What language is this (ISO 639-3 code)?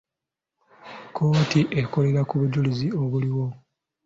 lug